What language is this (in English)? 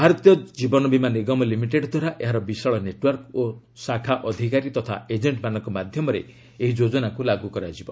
Odia